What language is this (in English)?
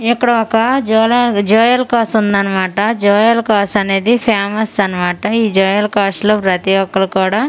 Telugu